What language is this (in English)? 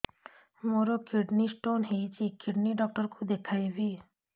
Odia